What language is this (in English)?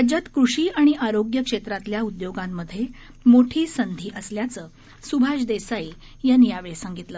Marathi